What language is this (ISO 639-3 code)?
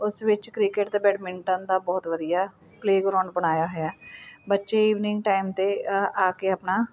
pan